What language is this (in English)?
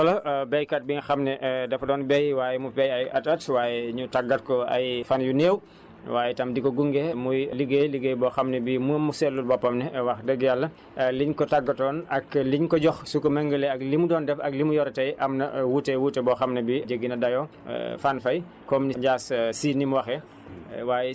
Wolof